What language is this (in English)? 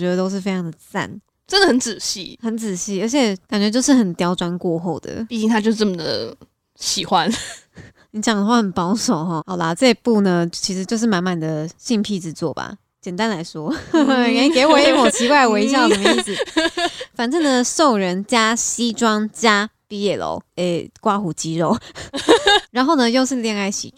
Chinese